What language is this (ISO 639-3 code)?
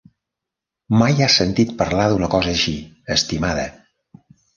cat